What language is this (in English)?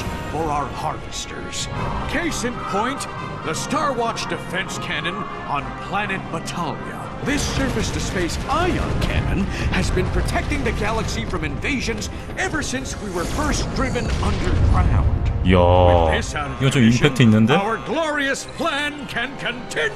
Korean